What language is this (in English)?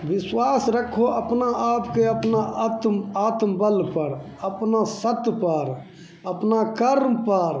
Maithili